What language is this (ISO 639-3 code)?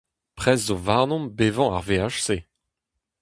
bre